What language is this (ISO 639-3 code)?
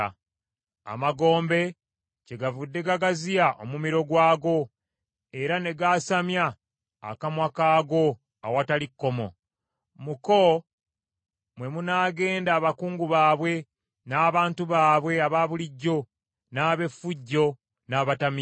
lug